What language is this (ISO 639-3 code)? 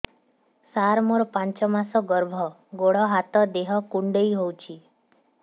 ori